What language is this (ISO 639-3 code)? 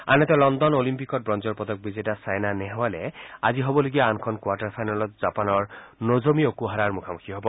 asm